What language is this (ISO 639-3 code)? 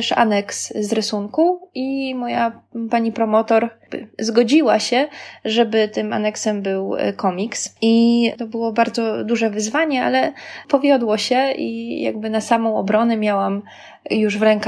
pol